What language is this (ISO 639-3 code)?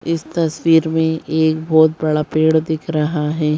hin